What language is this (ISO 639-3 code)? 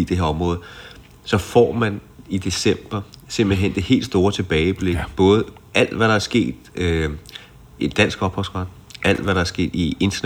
dan